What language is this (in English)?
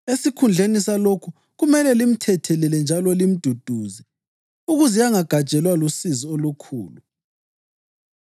North Ndebele